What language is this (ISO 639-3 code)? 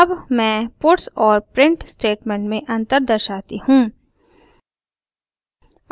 hin